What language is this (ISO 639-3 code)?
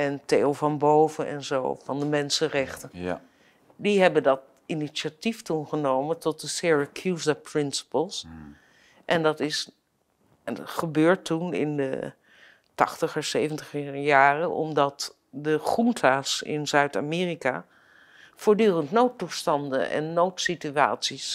nld